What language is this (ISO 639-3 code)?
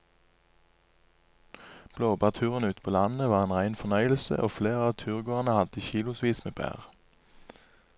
nor